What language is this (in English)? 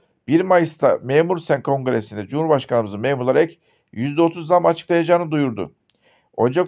Turkish